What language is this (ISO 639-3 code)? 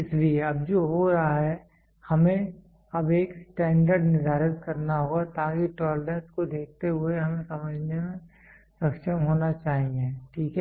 hin